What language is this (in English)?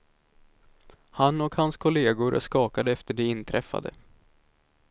Swedish